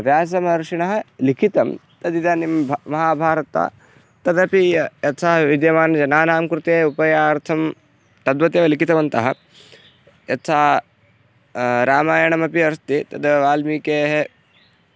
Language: Sanskrit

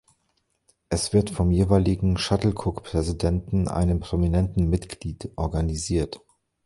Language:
German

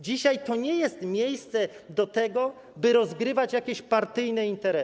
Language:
Polish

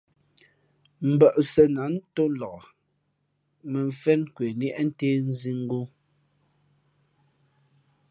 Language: Fe'fe'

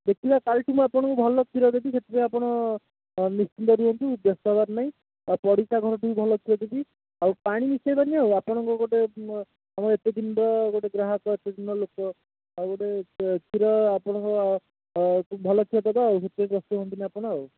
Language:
Odia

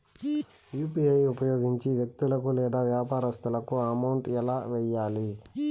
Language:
Telugu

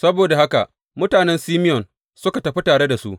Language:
Hausa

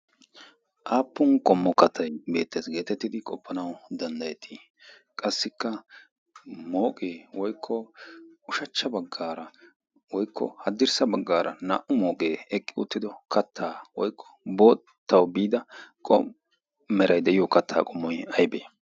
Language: Wolaytta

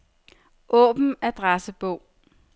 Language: Danish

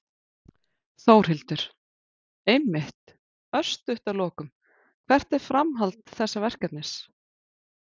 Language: Icelandic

